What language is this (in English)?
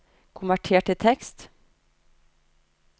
Norwegian